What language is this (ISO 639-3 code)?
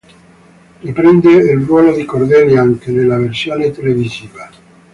ita